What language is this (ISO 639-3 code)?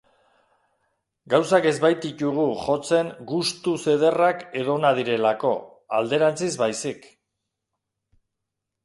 eus